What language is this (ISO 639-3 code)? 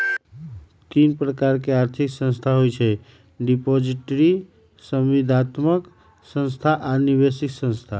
mag